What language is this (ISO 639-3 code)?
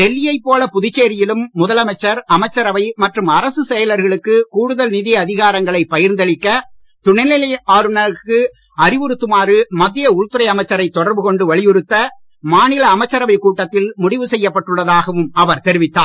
tam